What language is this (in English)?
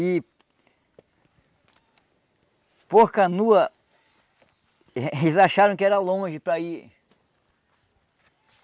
Portuguese